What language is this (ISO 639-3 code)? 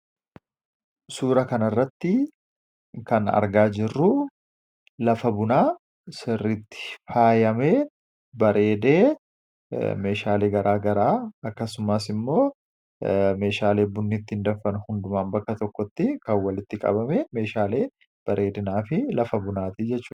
orm